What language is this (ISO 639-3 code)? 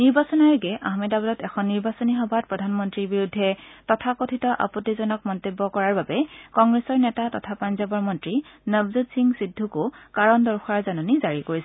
asm